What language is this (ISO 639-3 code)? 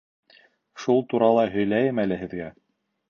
bak